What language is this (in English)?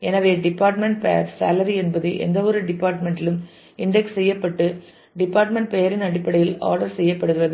Tamil